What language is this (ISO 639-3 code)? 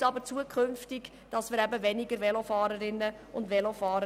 gsw